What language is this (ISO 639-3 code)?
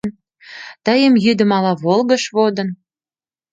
chm